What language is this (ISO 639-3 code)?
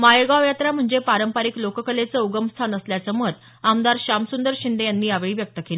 mar